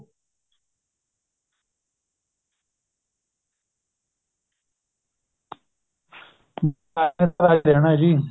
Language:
Punjabi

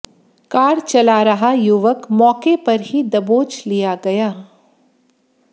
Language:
Hindi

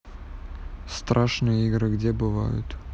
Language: Russian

